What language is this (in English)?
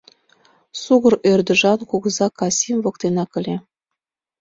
Mari